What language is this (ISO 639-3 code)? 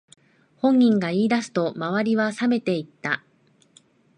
jpn